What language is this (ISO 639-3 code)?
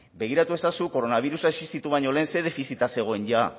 eus